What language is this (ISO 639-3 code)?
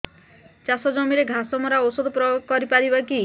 ori